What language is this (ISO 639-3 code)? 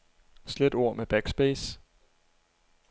dan